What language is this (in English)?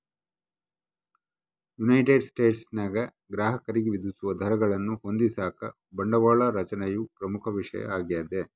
Kannada